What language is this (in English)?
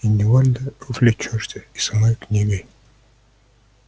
Russian